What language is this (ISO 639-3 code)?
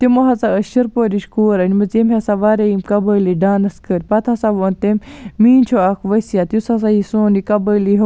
kas